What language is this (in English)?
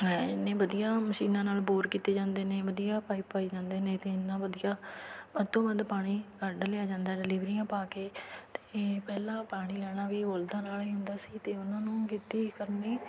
Punjabi